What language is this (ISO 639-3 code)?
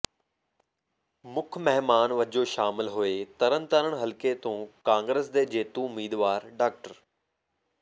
pan